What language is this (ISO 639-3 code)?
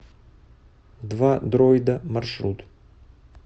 rus